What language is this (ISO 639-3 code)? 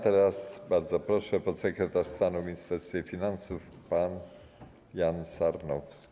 pol